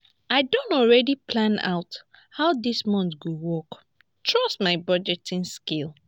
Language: Nigerian Pidgin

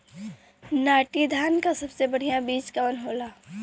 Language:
Bhojpuri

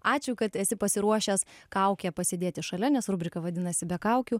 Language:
Lithuanian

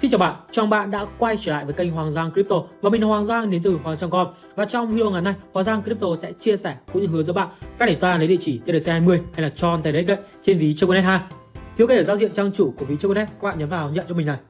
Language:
Vietnamese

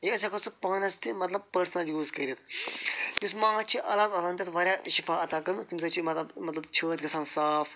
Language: Kashmiri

